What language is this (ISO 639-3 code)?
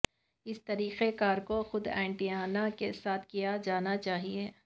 urd